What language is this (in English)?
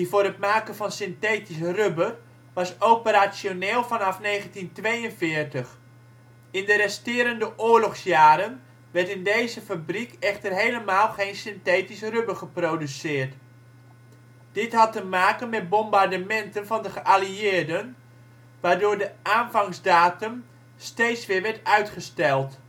Dutch